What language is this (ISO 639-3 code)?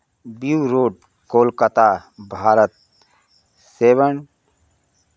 hin